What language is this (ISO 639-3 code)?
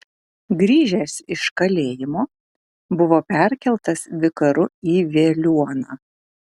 lit